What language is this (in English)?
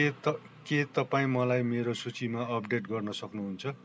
Nepali